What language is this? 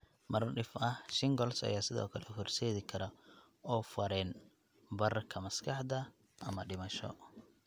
Somali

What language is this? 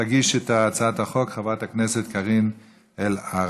Hebrew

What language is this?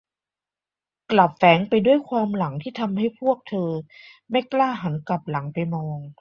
Thai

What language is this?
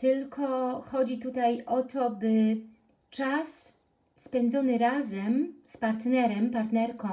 Polish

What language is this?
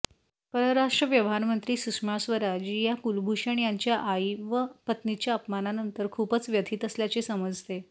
Marathi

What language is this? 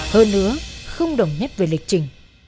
Vietnamese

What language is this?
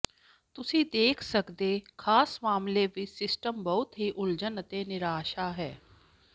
Punjabi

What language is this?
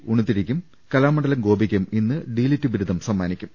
Malayalam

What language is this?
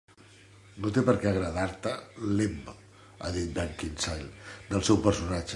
Catalan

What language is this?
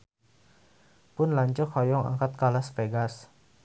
Sundanese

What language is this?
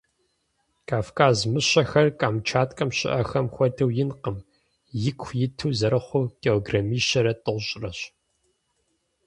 Kabardian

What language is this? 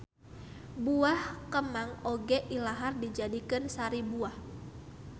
Sundanese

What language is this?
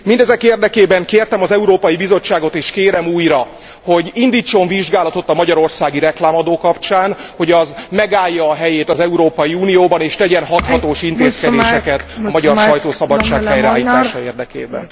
Hungarian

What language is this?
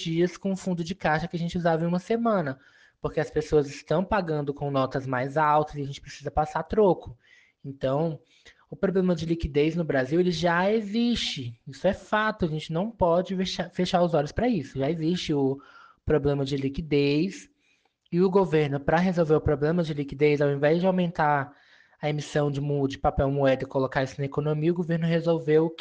Portuguese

